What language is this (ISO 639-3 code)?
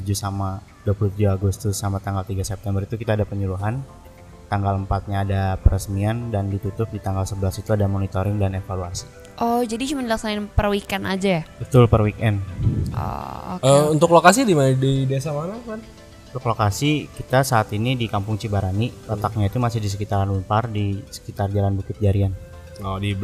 ind